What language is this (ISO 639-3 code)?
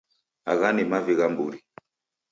dav